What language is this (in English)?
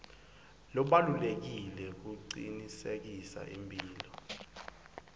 Swati